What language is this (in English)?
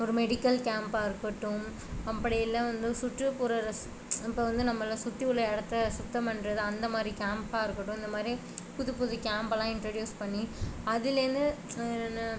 Tamil